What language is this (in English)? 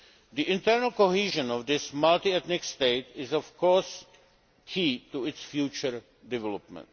English